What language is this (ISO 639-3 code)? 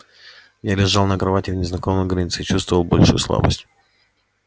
rus